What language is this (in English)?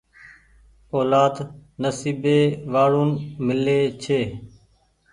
Goaria